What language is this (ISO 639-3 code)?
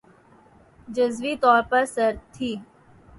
urd